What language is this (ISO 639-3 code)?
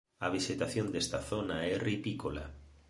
glg